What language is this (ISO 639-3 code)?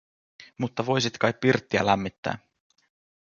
fin